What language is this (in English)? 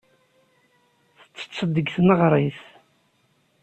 Kabyle